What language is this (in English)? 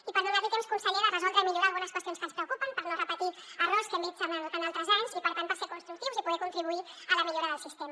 Catalan